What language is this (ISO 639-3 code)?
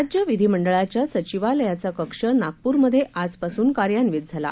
mar